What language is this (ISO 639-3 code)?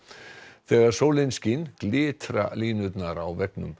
isl